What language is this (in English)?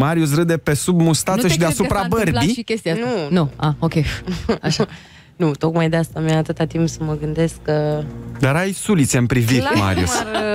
Romanian